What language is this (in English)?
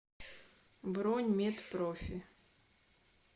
Russian